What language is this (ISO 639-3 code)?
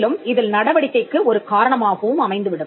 tam